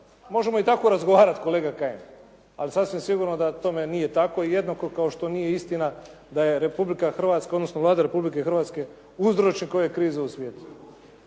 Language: Croatian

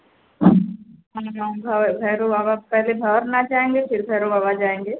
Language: Hindi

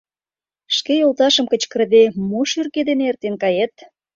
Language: Mari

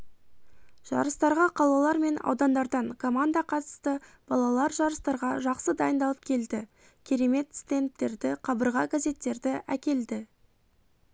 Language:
Kazakh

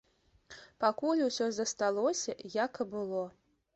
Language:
Belarusian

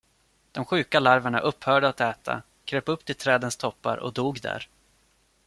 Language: Swedish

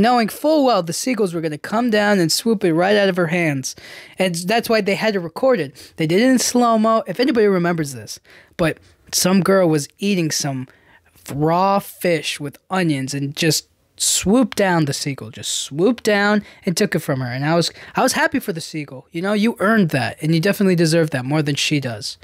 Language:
English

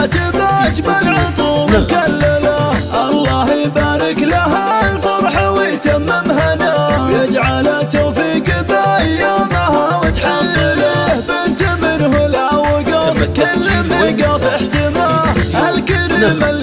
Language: Arabic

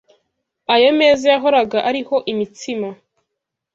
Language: Kinyarwanda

